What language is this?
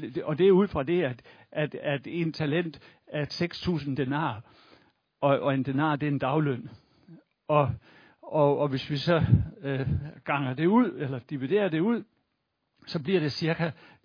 Danish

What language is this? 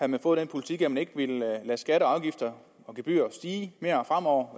Danish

